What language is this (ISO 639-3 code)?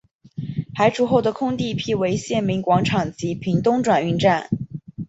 zho